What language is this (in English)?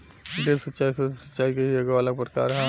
Bhojpuri